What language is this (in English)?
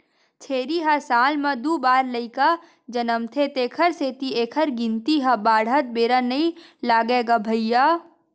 Chhattisgarhi